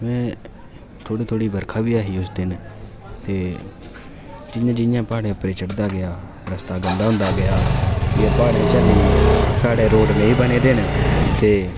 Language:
Dogri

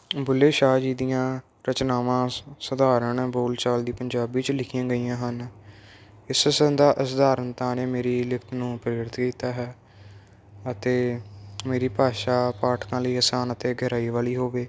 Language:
Punjabi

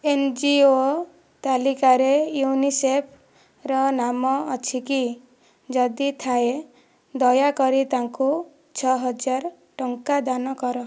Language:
Odia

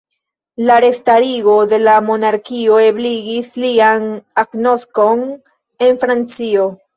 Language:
Esperanto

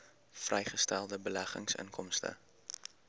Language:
Afrikaans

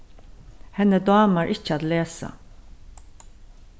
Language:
Faroese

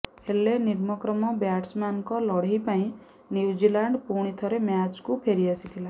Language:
Odia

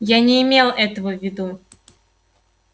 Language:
Russian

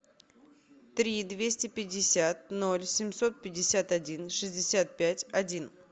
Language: Russian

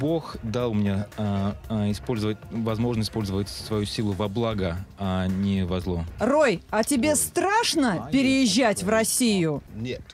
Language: Russian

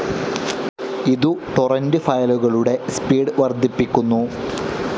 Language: Malayalam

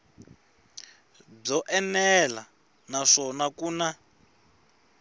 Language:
Tsonga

